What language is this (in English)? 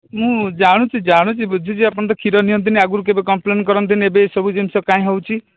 Odia